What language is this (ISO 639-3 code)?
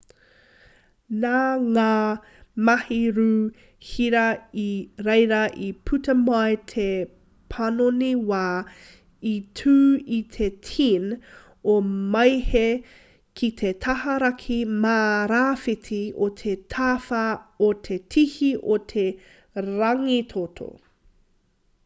mri